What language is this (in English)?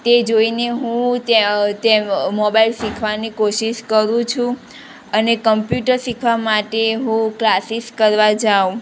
Gujarati